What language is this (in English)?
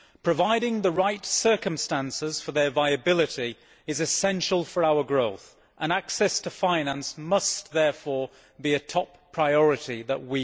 English